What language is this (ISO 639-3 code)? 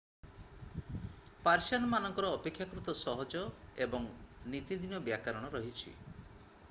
ori